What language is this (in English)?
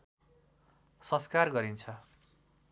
Nepali